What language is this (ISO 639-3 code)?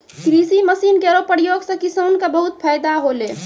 mai